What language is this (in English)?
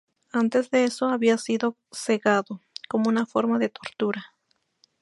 Spanish